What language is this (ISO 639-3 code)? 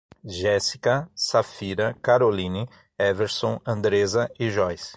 por